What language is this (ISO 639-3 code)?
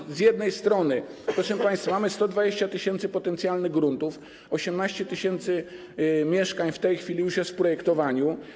pol